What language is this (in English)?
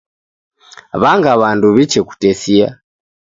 Taita